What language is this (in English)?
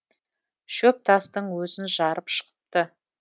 Kazakh